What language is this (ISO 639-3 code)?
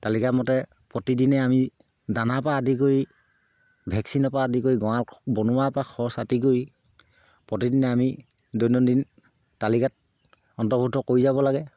asm